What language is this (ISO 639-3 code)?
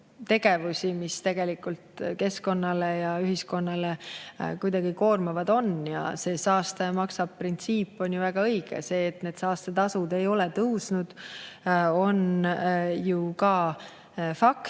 est